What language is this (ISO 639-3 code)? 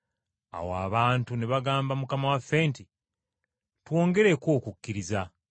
lug